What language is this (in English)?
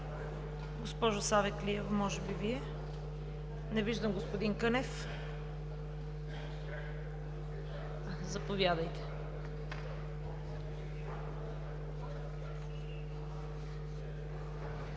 Bulgarian